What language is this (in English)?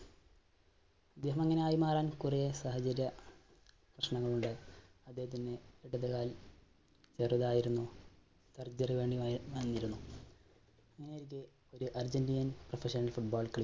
Malayalam